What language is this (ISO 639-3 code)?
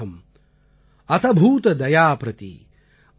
tam